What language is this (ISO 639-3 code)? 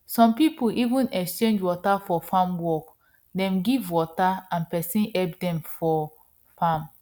pcm